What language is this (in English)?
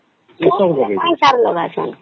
Odia